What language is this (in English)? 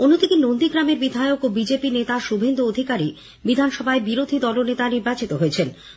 Bangla